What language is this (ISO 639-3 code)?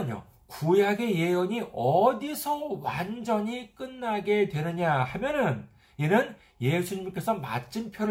kor